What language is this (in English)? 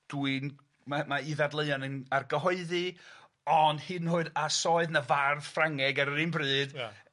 Welsh